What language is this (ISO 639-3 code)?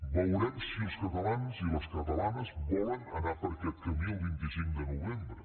cat